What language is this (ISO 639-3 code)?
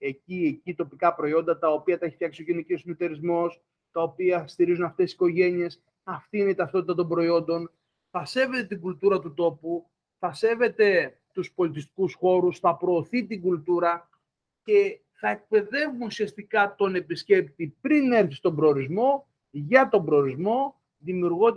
ell